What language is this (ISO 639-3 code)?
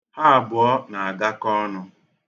ibo